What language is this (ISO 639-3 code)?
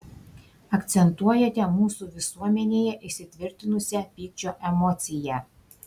lit